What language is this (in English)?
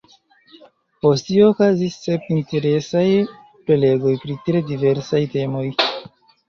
Esperanto